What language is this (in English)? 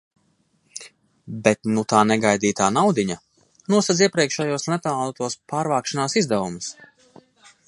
Latvian